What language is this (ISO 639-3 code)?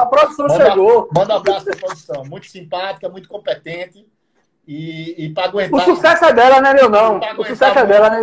por